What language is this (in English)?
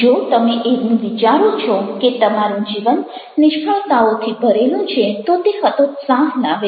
Gujarati